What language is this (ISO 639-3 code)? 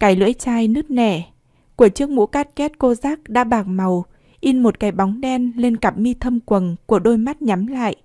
vie